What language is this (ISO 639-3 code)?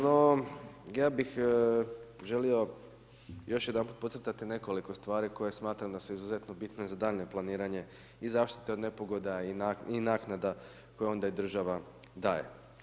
hrv